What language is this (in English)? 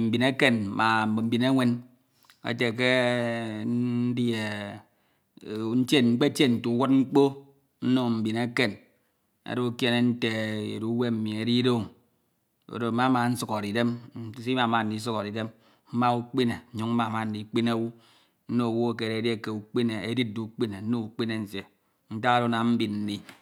Ito